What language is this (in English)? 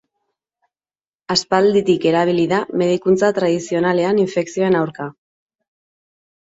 Basque